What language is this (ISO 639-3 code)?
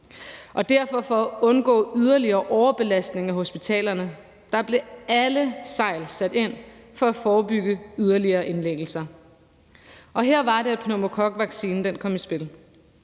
dan